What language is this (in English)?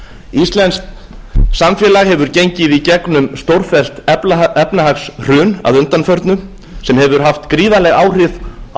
Icelandic